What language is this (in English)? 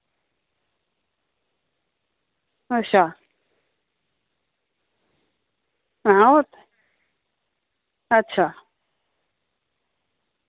Dogri